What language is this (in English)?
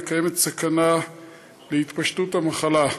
Hebrew